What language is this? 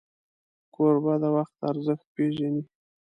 Pashto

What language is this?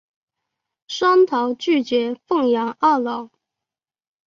Chinese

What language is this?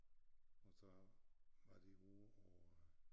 Danish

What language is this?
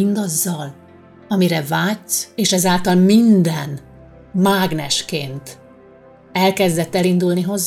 Hungarian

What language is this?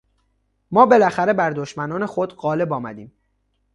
Persian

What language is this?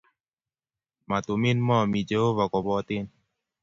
Kalenjin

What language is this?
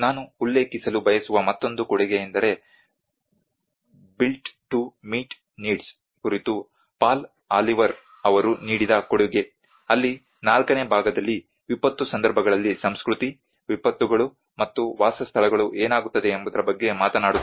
Kannada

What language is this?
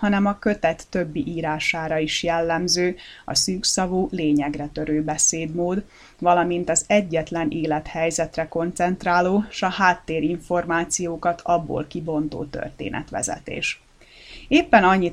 Hungarian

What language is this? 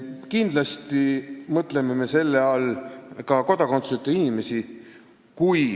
Estonian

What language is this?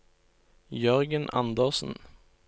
Norwegian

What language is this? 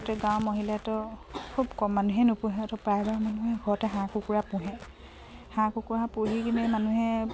Assamese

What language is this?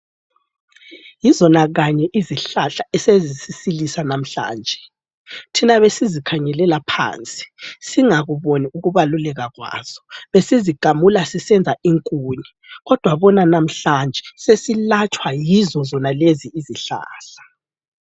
North Ndebele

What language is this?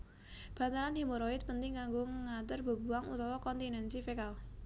Javanese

